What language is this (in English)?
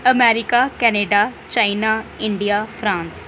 Dogri